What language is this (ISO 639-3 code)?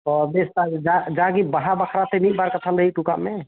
sat